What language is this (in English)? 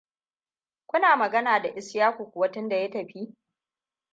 Hausa